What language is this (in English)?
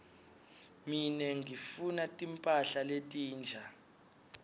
Swati